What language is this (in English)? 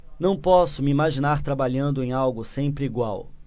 Portuguese